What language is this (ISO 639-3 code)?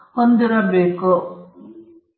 kan